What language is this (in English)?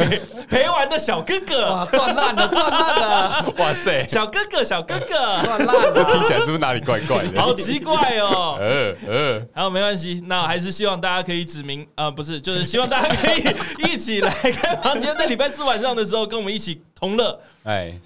Chinese